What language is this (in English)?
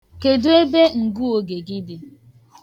Igbo